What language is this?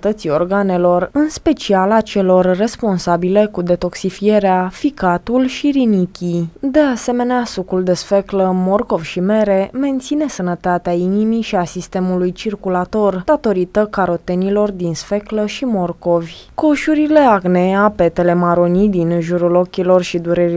Romanian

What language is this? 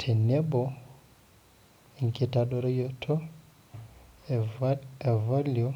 Masai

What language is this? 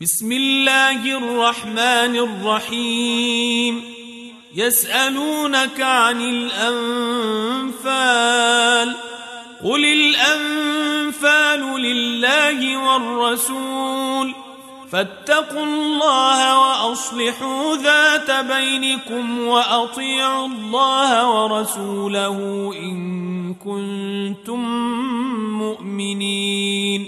Arabic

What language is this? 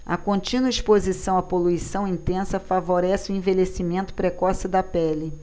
Portuguese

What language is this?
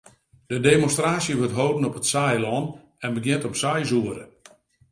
Western Frisian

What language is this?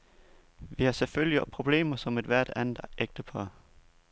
Danish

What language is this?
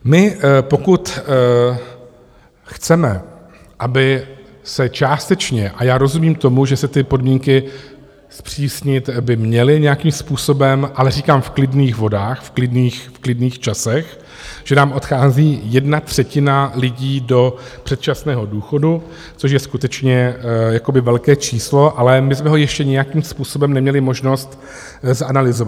Czech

